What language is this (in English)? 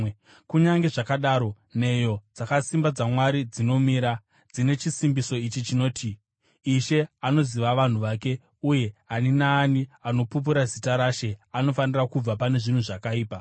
Shona